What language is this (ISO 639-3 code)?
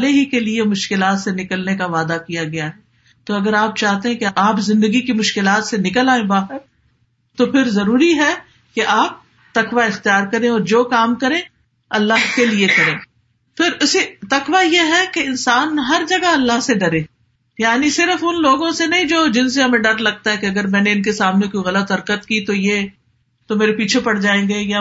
urd